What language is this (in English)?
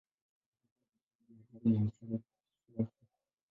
Swahili